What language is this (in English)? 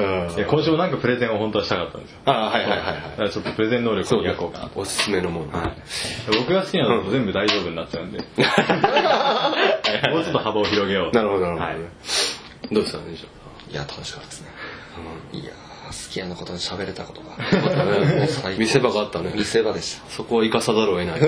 Japanese